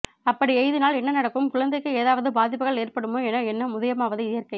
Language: Tamil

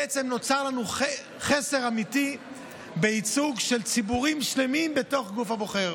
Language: Hebrew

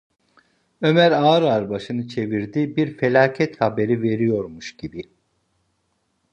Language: Turkish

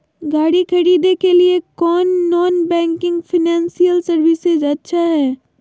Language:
Magahi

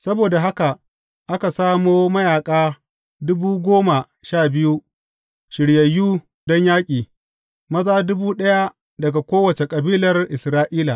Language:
Hausa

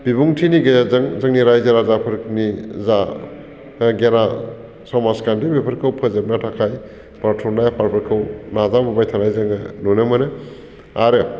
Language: Bodo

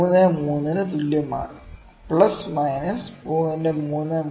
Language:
Malayalam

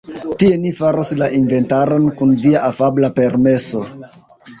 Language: Esperanto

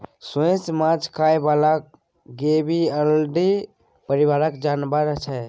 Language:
Maithili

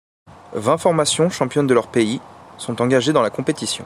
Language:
French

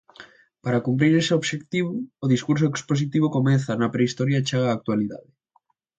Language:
Galician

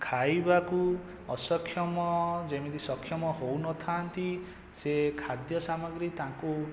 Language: Odia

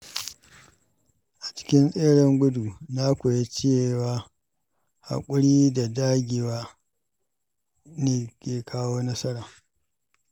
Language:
Hausa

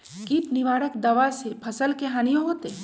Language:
Magahi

